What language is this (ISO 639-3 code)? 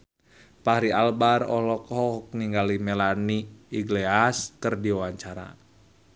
sun